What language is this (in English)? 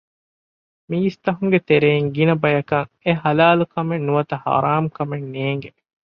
Divehi